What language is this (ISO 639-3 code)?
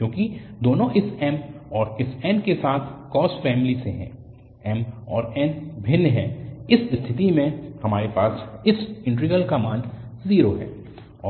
hin